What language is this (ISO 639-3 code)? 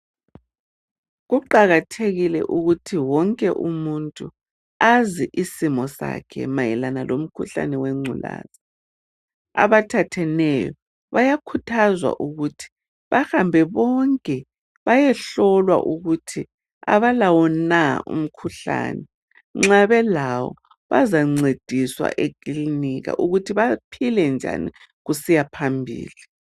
nde